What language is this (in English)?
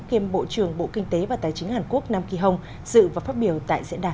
Vietnamese